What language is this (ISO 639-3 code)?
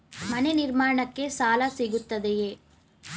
kan